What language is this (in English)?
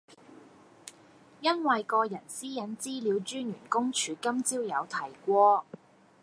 Cantonese